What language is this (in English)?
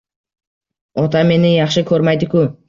Uzbek